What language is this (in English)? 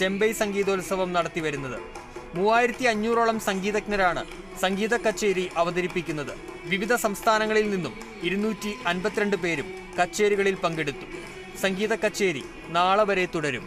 Turkish